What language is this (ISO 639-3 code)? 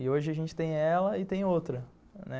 por